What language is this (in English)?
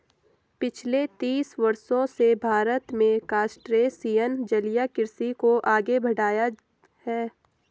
Hindi